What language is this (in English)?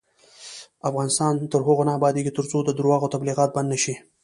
Pashto